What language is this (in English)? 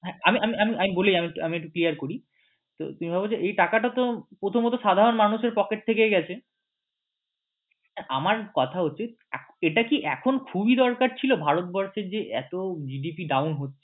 Bangla